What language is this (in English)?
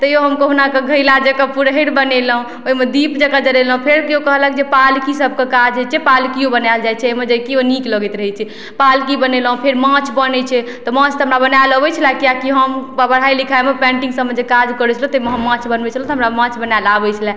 Maithili